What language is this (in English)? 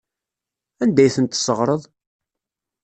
Kabyle